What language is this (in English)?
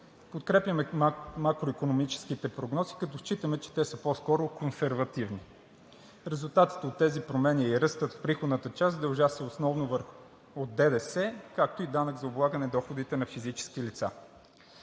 Bulgarian